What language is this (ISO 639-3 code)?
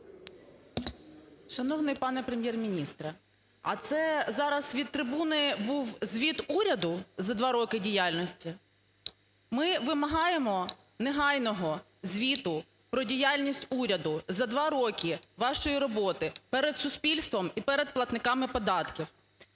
ukr